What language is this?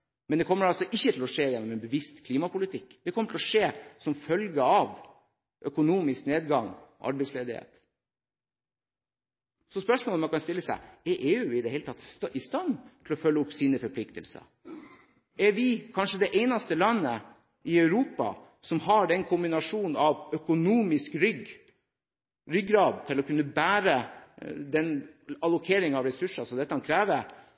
Norwegian Bokmål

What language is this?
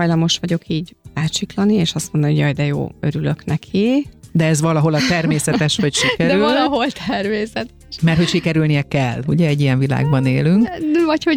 Hungarian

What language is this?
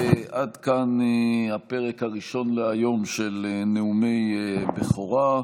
Hebrew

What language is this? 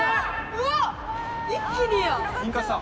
Japanese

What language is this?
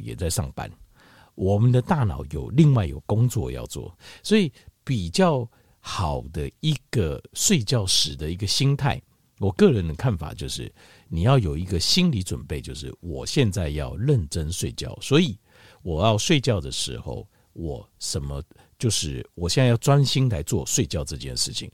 Chinese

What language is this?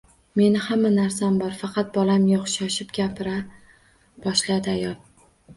Uzbek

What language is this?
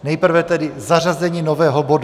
Czech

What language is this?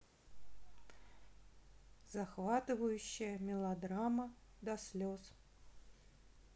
Russian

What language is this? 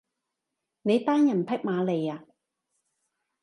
Cantonese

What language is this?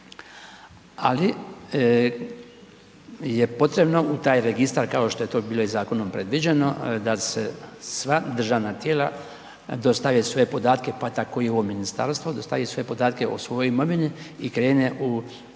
Croatian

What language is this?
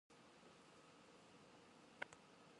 Japanese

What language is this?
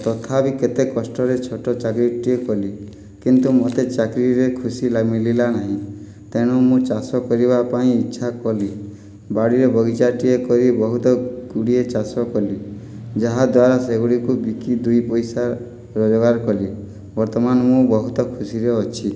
Odia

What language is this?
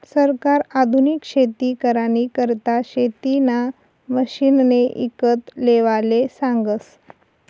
Marathi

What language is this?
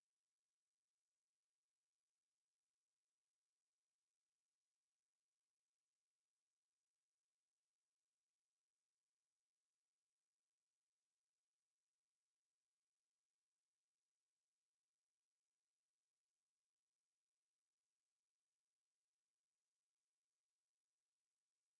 English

